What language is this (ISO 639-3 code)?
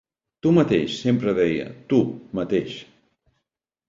cat